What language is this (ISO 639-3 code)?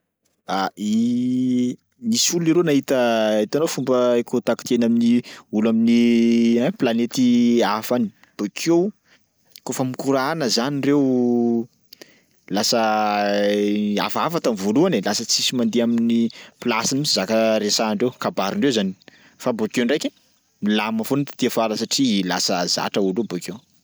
skg